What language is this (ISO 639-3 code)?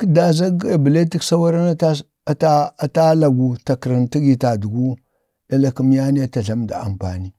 bde